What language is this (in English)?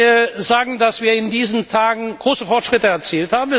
German